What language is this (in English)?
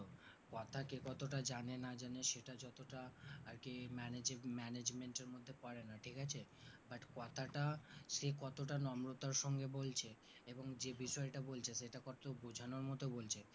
Bangla